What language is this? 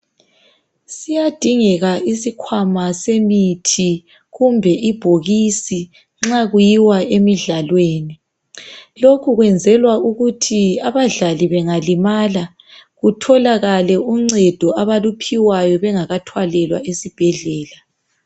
North Ndebele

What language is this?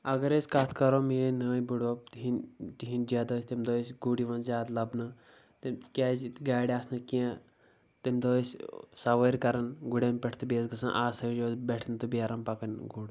Kashmiri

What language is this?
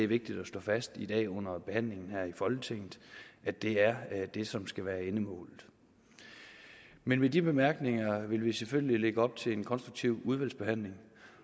Danish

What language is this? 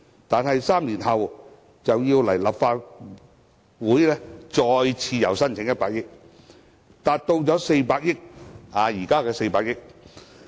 Cantonese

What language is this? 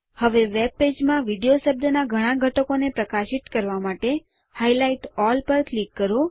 Gujarati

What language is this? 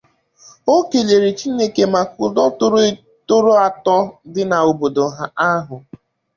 Igbo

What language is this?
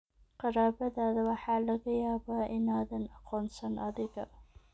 Somali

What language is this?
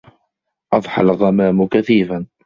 Arabic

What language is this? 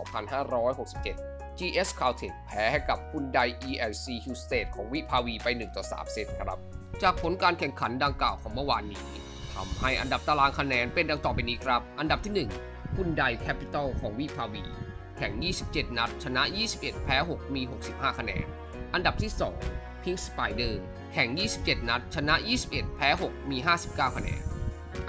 Thai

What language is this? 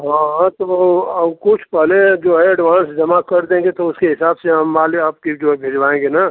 Hindi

